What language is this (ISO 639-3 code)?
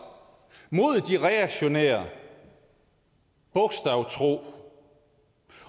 dan